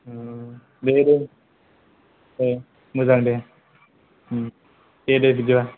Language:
Bodo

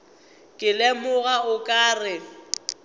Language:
Northern Sotho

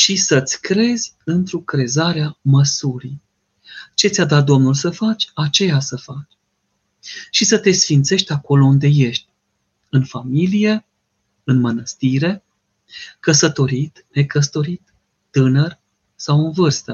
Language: Romanian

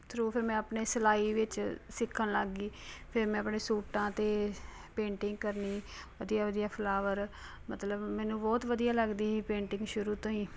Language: Punjabi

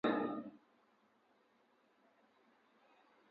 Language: Luo (Kenya and Tanzania)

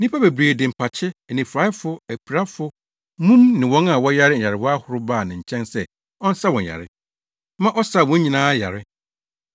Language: Akan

